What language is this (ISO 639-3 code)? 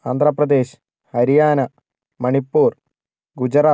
mal